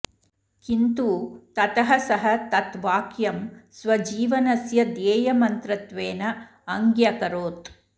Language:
Sanskrit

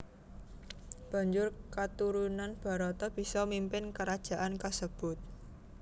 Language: Javanese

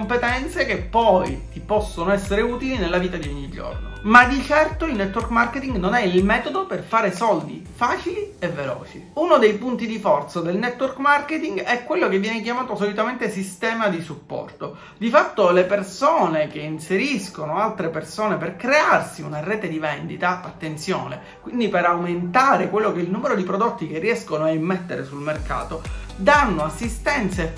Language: Italian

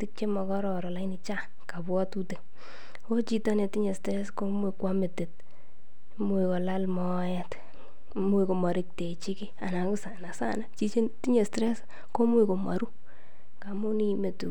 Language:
Kalenjin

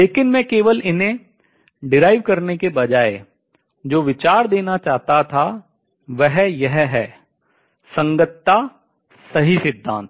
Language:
Hindi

